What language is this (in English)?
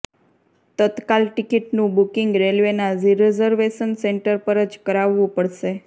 Gujarati